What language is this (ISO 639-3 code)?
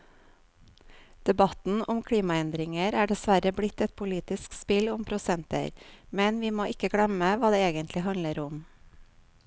nor